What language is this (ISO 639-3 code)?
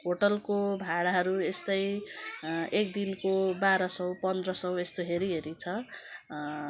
nep